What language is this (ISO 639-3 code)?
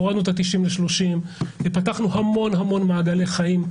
heb